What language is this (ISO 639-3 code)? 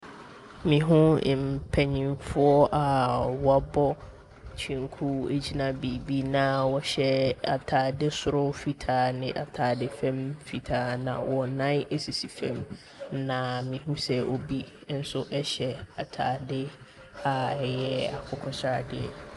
aka